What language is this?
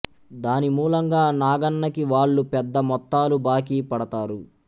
Telugu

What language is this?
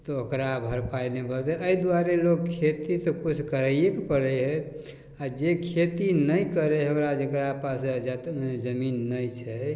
Maithili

